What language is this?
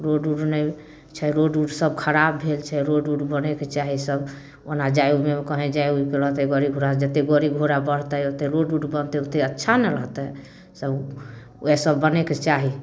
Maithili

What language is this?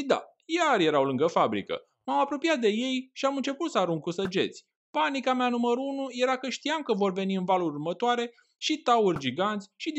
Romanian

